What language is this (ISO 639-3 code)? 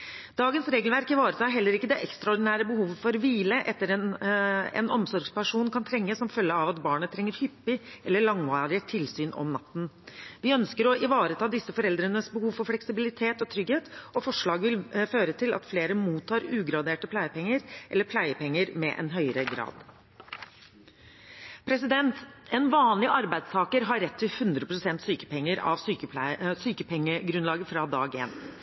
nob